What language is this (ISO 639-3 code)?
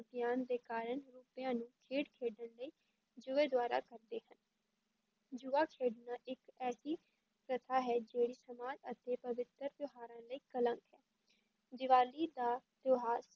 pan